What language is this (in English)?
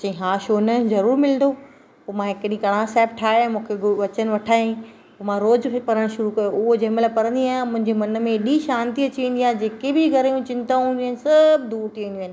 Sindhi